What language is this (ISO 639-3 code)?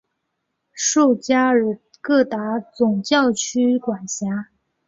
zho